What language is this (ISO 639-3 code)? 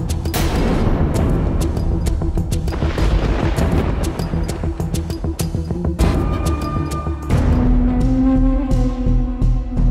ben